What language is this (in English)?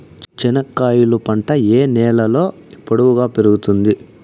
Telugu